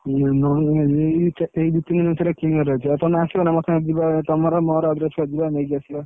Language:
Odia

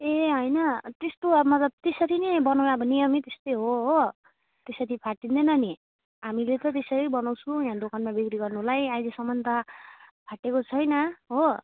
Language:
Nepali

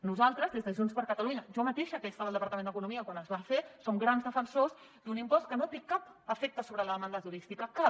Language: Catalan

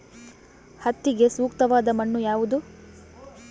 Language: Kannada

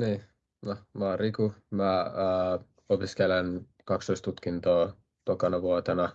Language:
Finnish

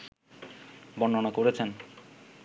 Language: Bangla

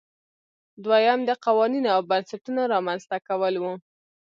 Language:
Pashto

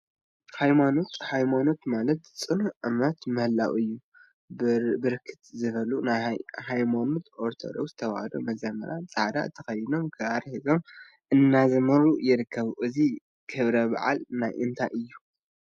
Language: Tigrinya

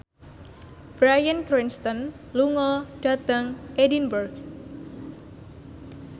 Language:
Javanese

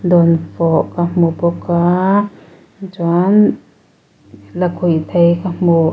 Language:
Mizo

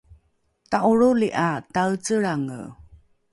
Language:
Rukai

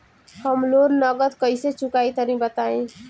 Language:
Bhojpuri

